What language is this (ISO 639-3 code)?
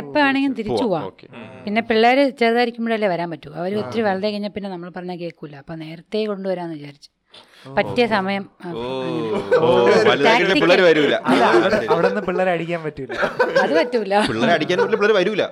mal